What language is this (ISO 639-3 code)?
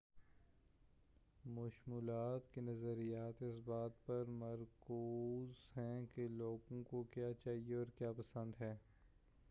urd